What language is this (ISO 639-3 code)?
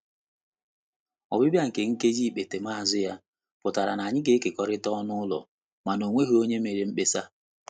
ibo